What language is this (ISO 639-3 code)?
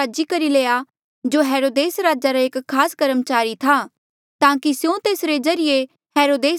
mjl